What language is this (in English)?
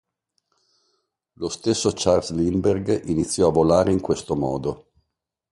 Italian